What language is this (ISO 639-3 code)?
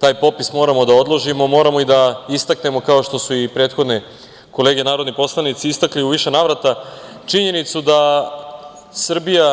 srp